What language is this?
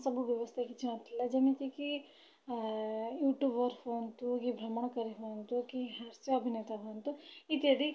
Odia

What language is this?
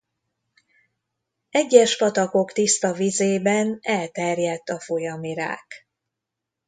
Hungarian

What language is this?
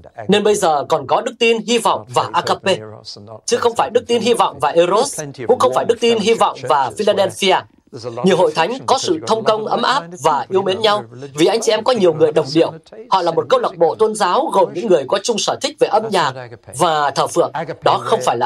Vietnamese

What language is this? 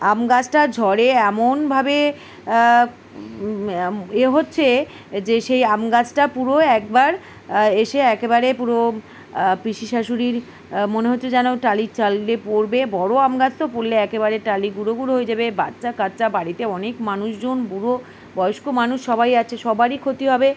Bangla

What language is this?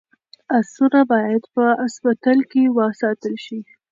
Pashto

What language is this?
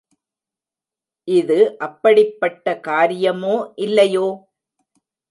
Tamil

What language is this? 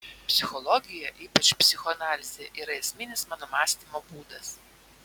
Lithuanian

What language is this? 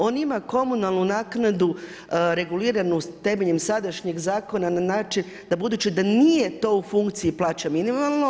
Croatian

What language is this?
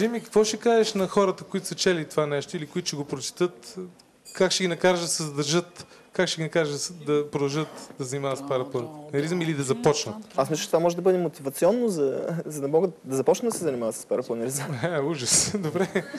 Bulgarian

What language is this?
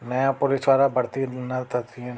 Sindhi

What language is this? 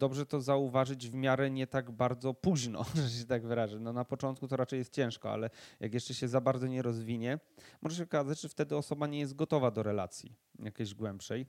Polish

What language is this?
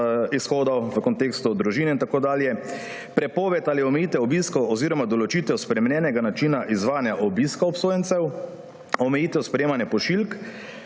Slovenian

